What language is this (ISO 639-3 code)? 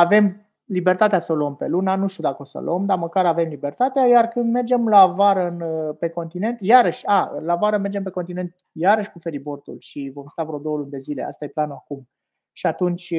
ron